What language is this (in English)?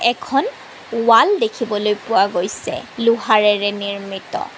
Assamese